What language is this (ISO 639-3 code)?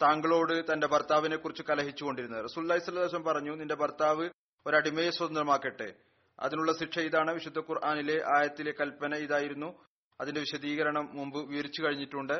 mal